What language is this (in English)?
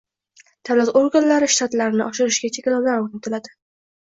Uzbek